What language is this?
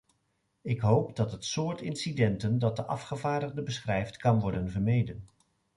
Dutch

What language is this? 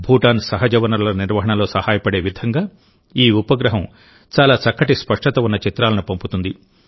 Telugu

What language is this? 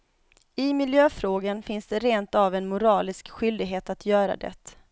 Swedish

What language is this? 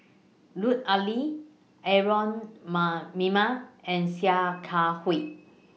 English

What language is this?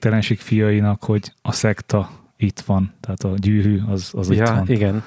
Hungarian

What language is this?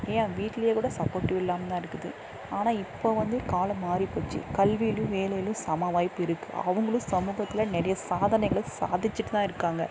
Tamil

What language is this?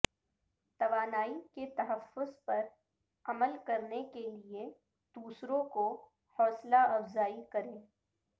Urdu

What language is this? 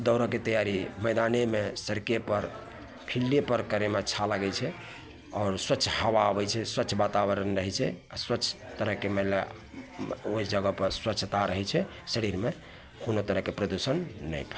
Maithili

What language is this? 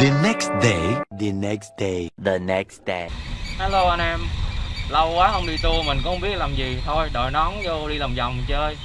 Vietnamese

